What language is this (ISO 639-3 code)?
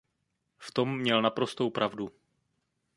ces